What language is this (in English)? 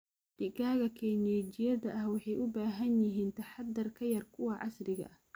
Somali